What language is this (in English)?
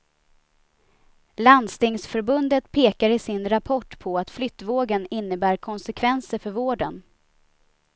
Swedish